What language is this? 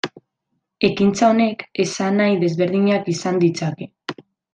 Basque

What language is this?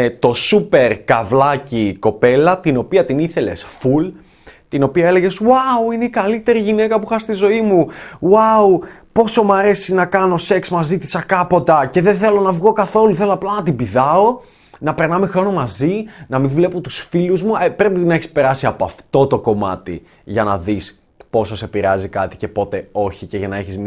Greek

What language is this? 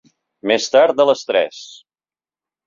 Catalan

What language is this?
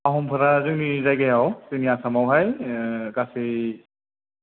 Bodo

